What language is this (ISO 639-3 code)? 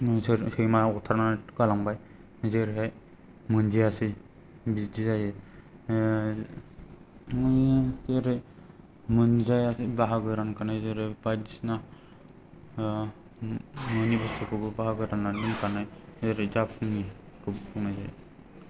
brx